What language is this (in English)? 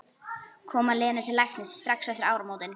Icelandic